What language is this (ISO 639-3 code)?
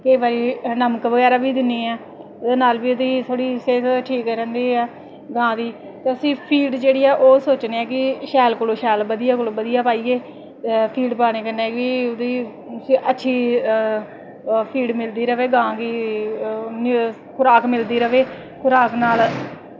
doi